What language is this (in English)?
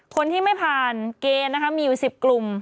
Thai